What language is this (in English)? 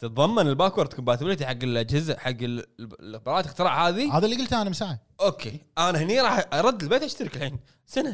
Arabic